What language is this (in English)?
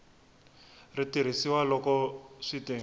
Tsonga